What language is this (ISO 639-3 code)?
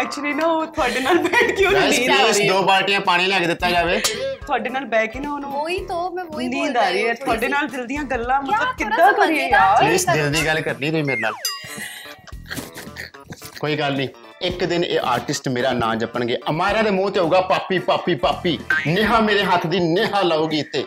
pan